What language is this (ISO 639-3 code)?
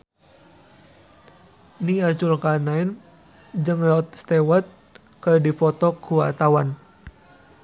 sun